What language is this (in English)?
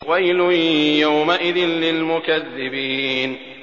Arabic